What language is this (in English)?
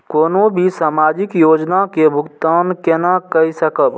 Maithili